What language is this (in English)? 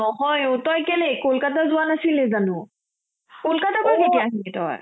Assamese